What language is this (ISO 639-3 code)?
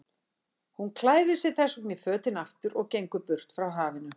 isl